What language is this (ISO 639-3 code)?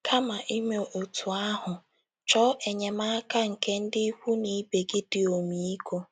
ibo